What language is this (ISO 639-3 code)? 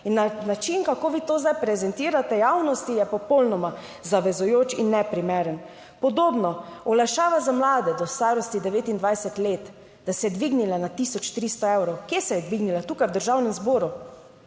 slv